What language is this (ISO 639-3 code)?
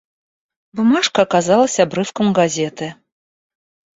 rus